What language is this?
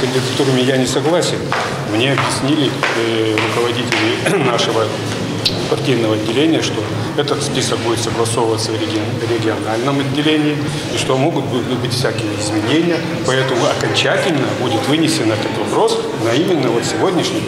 Russian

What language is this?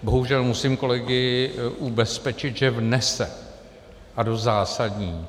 Czech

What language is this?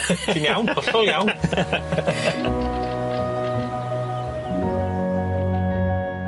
Welsh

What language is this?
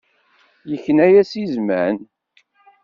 Kabyle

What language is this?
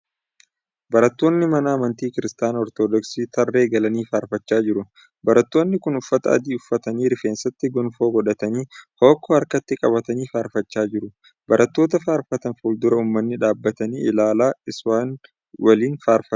Oromo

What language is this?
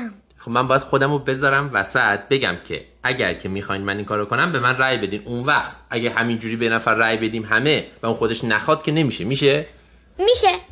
Persian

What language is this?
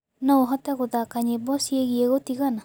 Kikuyu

